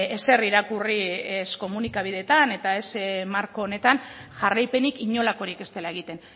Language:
Basque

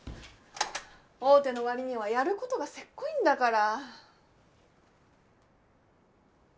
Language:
Japanese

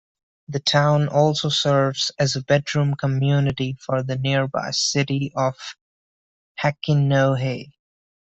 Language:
English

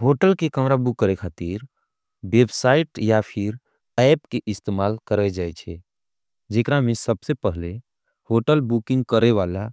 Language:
Angika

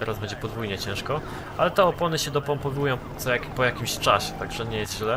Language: Polish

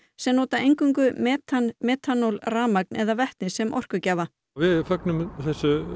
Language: Icelandic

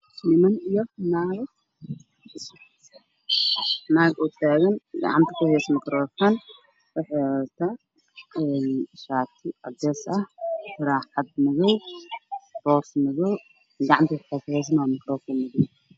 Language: Somali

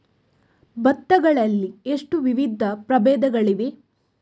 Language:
Kannada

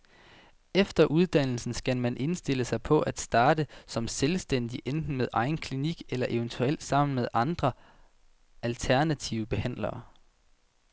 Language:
Danish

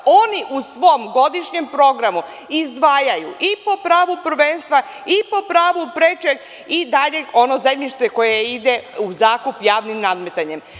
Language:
Serbian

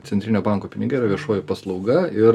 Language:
Lithuanian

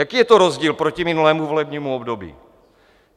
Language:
Czech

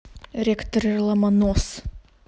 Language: Russian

